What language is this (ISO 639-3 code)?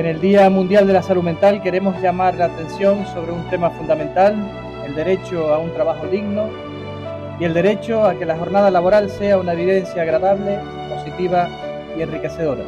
spa